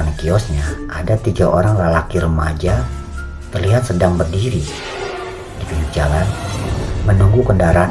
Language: Indonesian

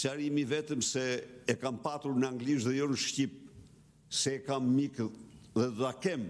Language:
Romanian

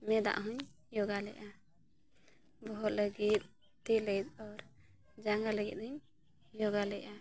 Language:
Santali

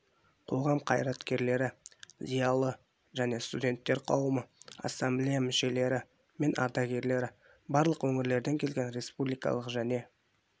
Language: Kazakh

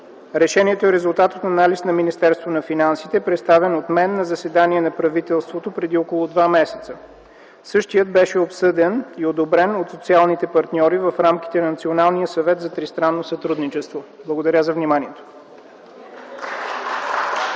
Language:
Bulgarian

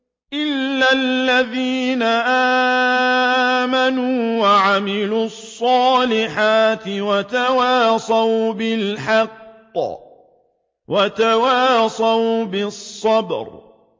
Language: Arabic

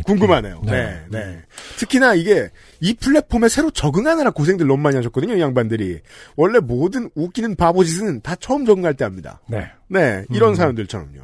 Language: Korean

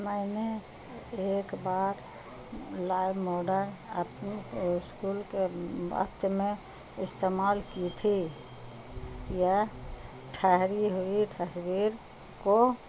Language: Urdu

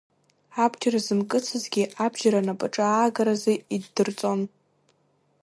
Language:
Abkhazian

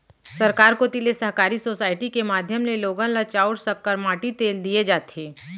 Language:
Chhattisgarhi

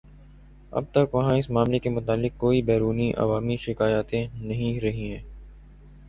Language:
Urdu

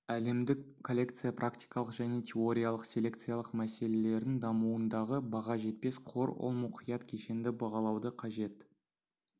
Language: Kazakh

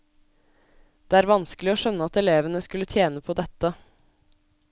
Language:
Norwegian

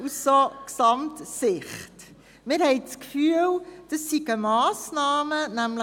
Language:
Swiss German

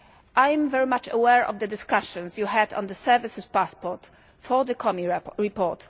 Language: English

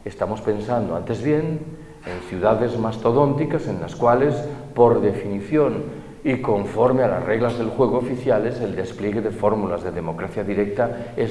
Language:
Spanish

